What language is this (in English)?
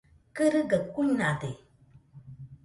Nüpode Huitoto